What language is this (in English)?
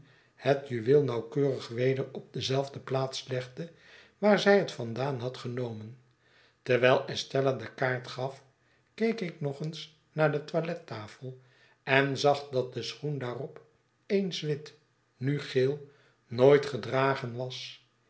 Dutch